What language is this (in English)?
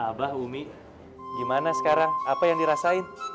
Indonesian